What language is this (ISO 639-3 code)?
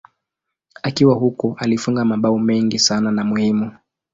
swa